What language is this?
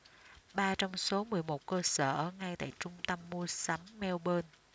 Vietnamese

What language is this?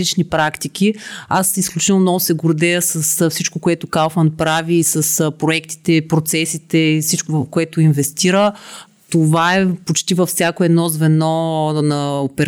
Bulgarian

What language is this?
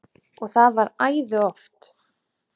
Icelandic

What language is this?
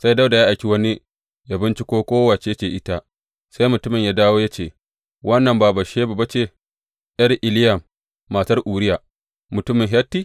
Hausa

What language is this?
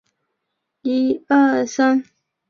Chinese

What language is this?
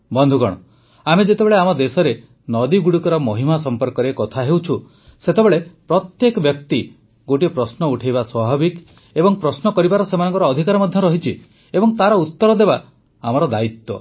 Odia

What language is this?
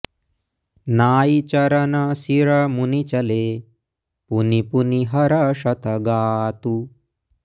Sanskrit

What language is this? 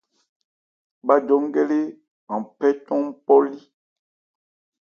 Ebrié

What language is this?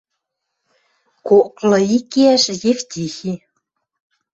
Western Mari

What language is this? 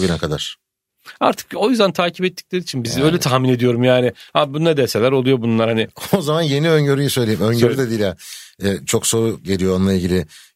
Turkish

